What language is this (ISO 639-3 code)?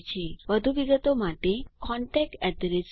guj